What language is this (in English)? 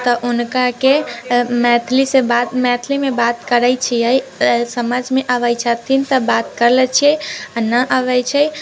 Maithili